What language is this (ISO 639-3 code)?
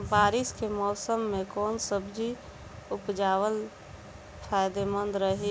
bho